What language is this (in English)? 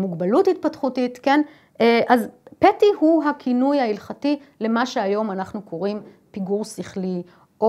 Hebrew